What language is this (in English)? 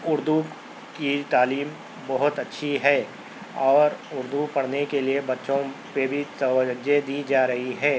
Urdu